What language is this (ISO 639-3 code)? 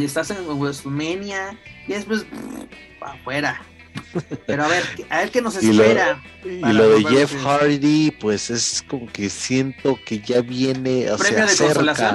spa